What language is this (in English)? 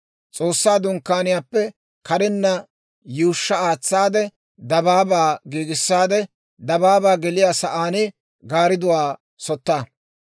Dawro